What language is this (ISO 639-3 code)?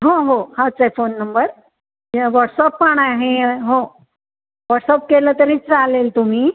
mar